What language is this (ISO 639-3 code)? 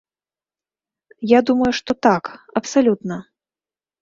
bel